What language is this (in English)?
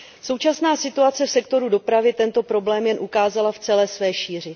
Czech